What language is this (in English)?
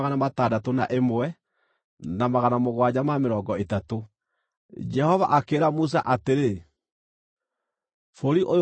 Kikuyu